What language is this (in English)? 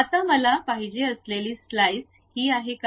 Marathi